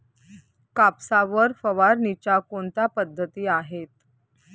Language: Marathi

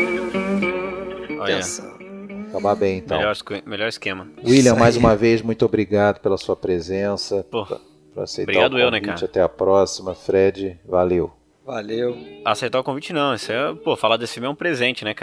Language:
Portuguese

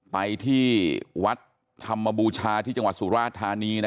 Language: Thai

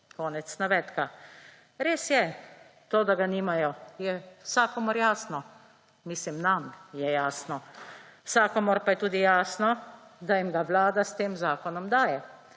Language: Slovenian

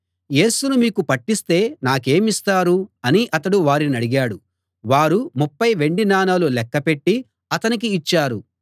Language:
Telugu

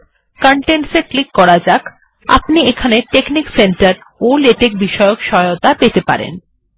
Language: Bangla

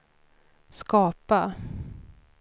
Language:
Swedish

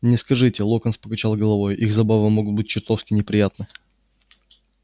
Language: Russian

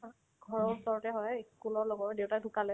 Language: Assamese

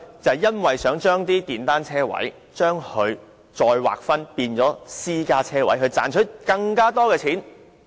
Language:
Cantonese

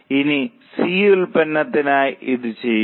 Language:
Malayalam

